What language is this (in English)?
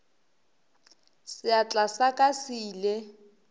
Northern Sotho